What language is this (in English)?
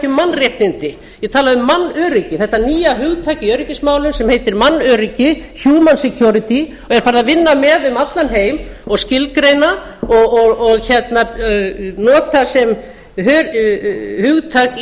Icelandic